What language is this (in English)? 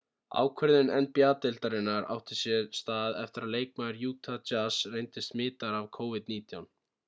Icelandic